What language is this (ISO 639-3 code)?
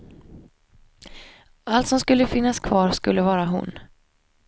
swe